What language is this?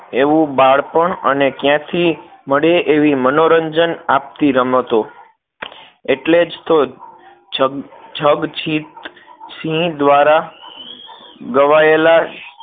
Gujarati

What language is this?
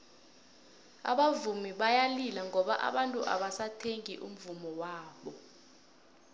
South Ndebele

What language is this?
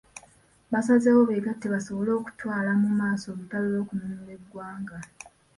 Ganda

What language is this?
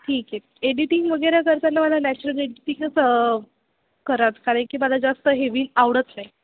Marathi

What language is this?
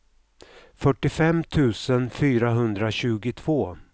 Swedish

